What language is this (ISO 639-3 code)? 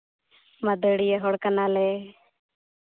sat